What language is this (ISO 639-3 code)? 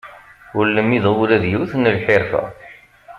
kab